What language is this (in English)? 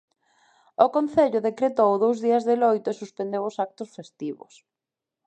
Galician